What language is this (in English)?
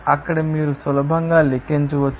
Telugu